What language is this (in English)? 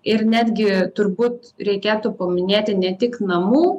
Lithuanian